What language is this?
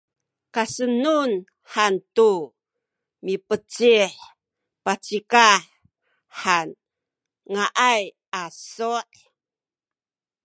Sakizaya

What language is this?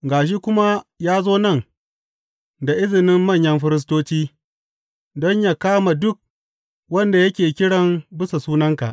Hausa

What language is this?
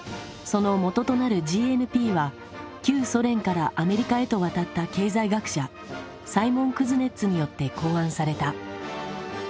Japanese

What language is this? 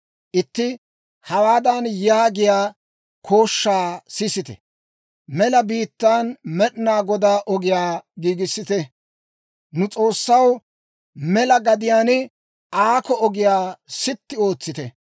Dawro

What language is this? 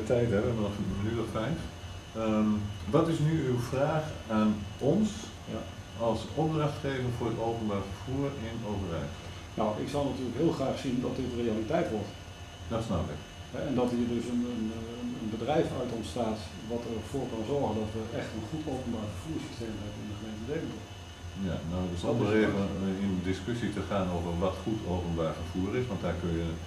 Dutch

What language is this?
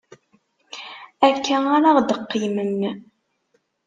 Kabyle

